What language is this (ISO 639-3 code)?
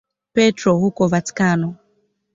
swa